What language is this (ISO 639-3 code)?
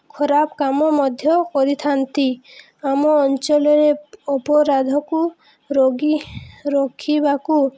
ori